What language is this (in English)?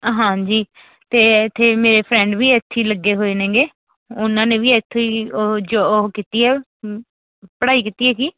Punjabi